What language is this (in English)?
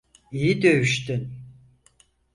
Turkish